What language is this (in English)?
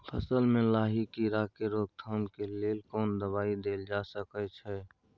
Maithili